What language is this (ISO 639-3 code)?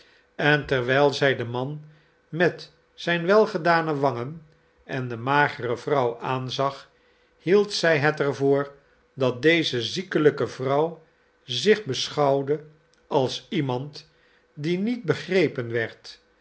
nld